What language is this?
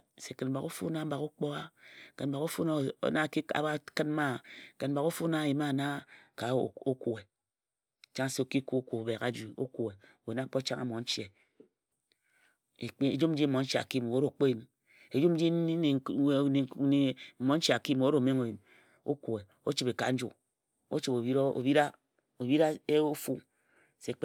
Ejagham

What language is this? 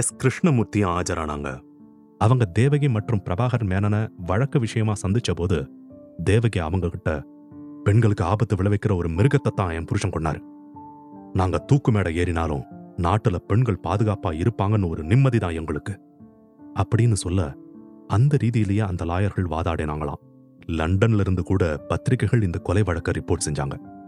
Tamil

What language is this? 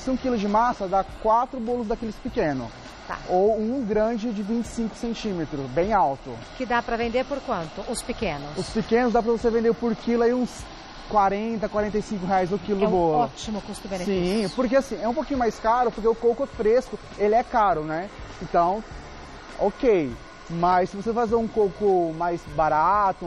Portuguese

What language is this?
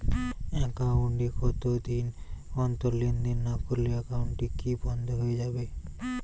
Bangla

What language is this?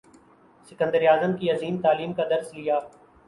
Urdu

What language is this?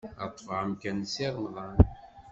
Kabyle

